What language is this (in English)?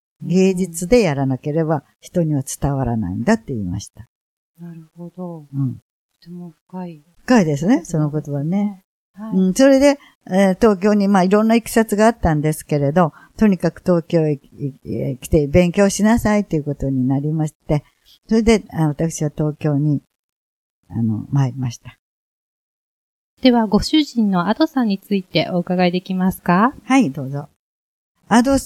Japanese